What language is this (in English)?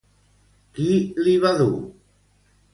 Catalan